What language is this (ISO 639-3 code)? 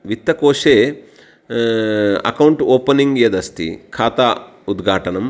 san